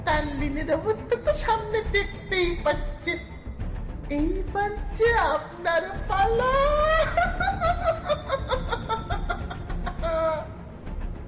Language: Bangla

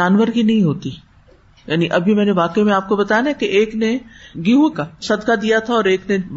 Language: Urdu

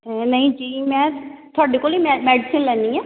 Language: Punjabi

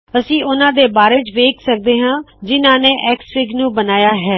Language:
Punjabi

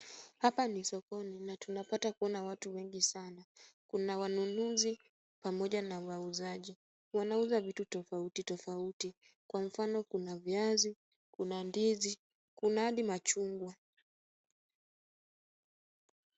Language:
Swahili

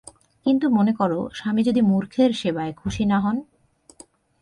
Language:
Bangla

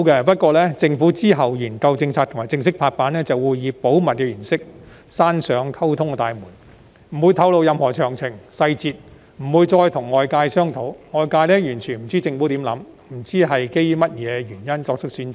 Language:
Cantonese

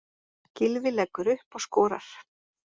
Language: Icelandic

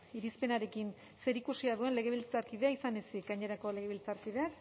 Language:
Basque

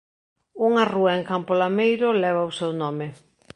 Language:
Galician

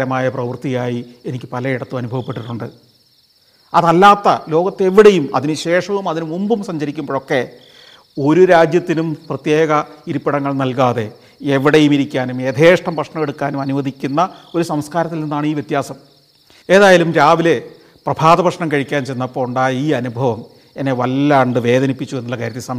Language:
Malayalam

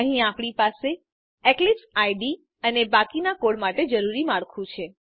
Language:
Gujarati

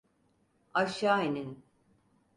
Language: Turkish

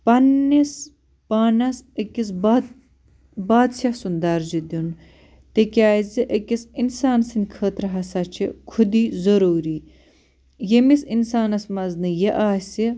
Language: Kashmiri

